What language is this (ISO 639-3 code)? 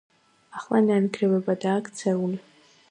kat